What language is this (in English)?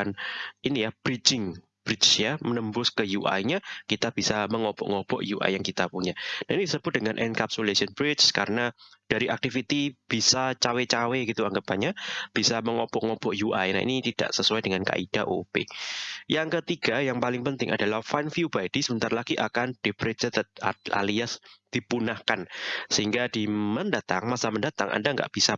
Indonesian